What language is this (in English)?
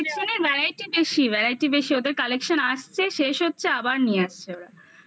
Bangla